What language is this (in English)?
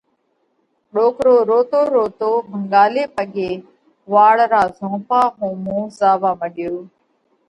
Parkari Koli